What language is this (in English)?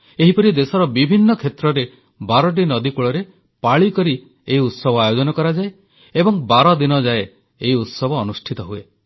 Odia